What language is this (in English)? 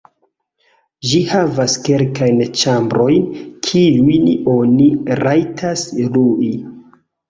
Esperanto